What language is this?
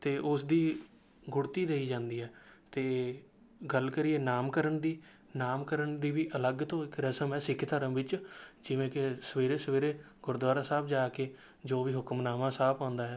Punjabi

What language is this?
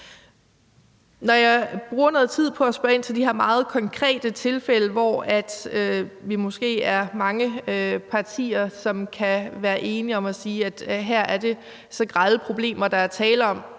Danish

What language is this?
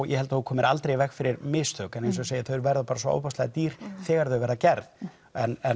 Icelandic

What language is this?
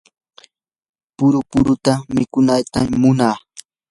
Yanahuanca Pasco Quechua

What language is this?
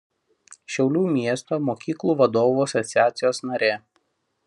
Lithuanian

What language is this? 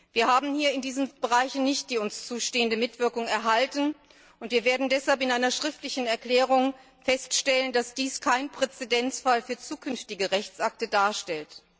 German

